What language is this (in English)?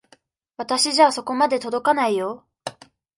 Japanese